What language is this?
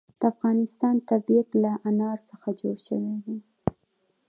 Pashto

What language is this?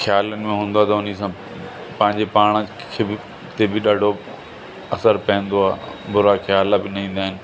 Sindhi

